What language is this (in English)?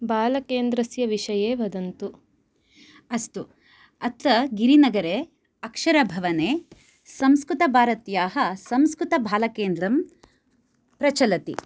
Sanskrit